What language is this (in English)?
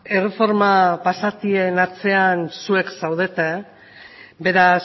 Basque